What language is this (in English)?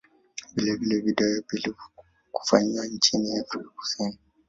Swahili